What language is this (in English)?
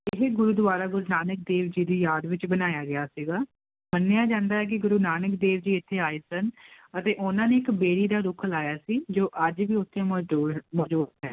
Punjabi